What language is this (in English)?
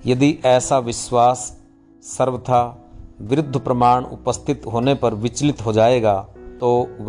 Hindi